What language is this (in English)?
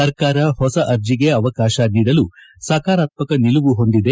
Kannada